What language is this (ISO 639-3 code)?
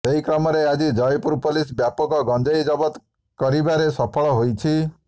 ori